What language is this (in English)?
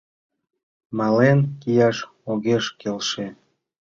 Mari